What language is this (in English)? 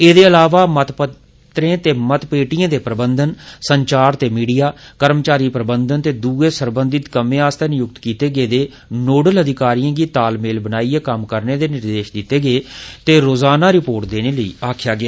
Dogri